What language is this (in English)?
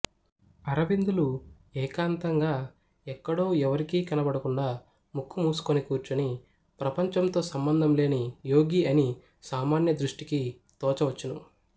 Telugu